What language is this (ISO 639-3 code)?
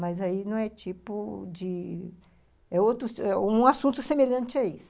por